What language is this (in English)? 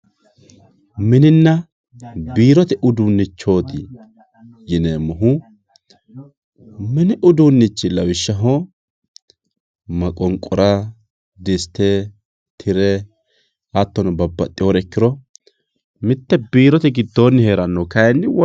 Sidamo